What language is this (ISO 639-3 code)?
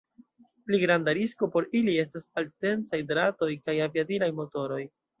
epo